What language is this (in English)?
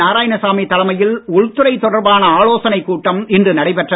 Tamil